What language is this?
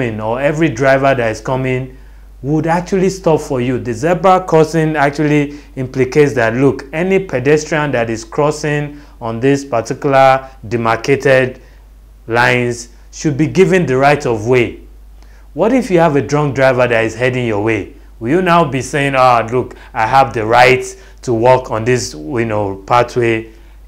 English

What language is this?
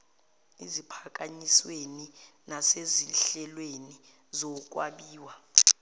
Zulu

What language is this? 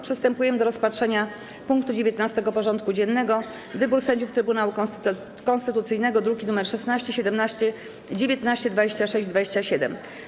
Polish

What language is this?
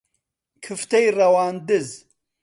Central Kurdish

